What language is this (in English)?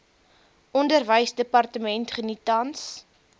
Afrikaans